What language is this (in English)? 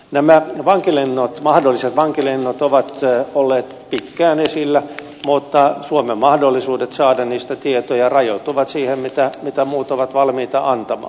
Finnish